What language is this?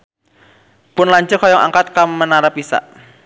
Sundanese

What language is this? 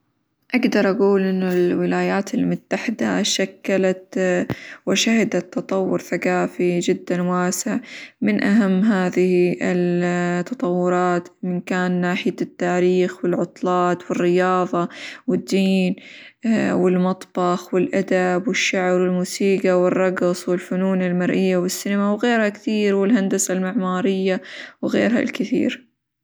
Hijazi Arabic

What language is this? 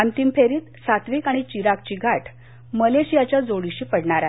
Marathi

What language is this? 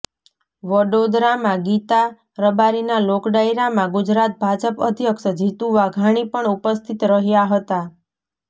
Gujarati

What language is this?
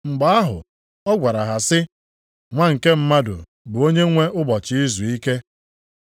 Igbo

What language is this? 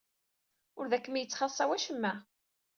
Kabyle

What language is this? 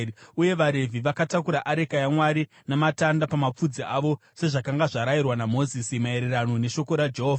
Shona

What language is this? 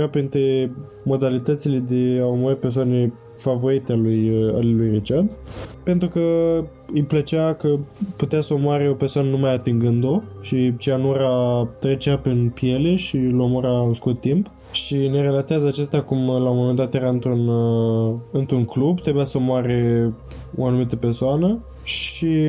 Romanian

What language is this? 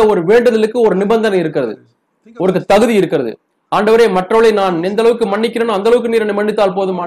Tamil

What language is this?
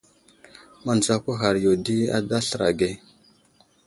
Wuzlam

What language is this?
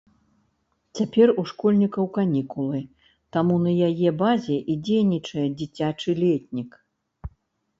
Belarusian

